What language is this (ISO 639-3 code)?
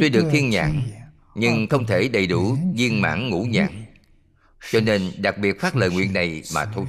vie